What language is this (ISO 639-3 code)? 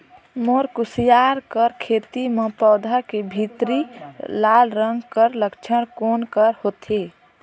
hne